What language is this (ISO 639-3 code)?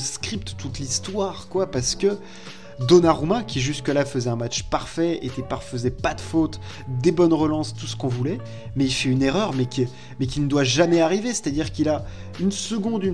fra